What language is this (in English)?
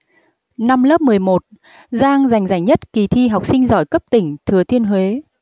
Vietnamese